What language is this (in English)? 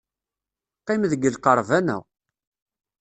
Kabyle